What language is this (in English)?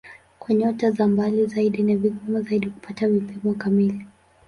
Swahili